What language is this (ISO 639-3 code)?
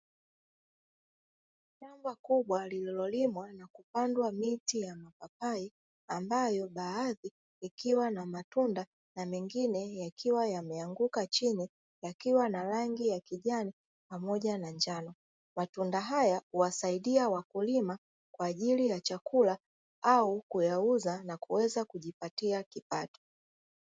swa